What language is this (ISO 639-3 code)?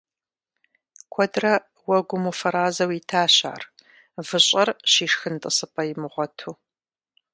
kbd